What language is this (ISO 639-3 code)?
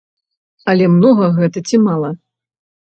bel